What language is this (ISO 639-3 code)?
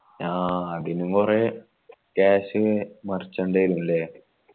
mal